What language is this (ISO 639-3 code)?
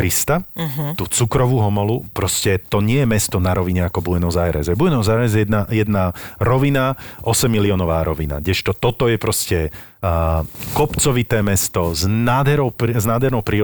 slk